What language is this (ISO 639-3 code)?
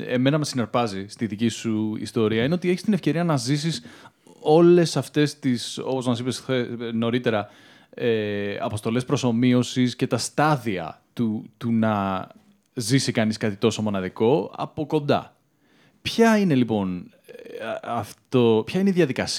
ell